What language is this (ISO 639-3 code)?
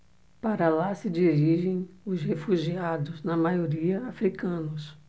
por